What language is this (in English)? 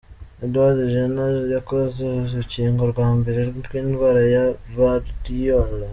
Kinyarwanda